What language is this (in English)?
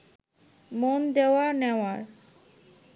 Bangla